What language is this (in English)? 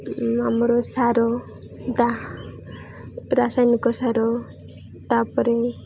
Odia